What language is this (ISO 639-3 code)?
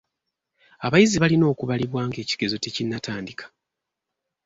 lug